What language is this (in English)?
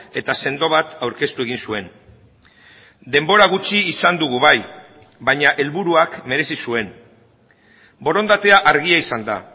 Basque